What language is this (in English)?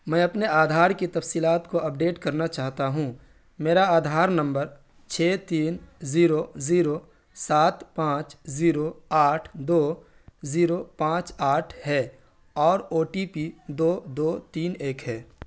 Urdu